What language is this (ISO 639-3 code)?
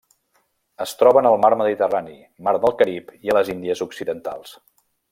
cat